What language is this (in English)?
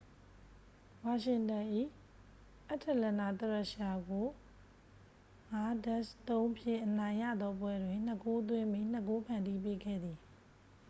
Burmese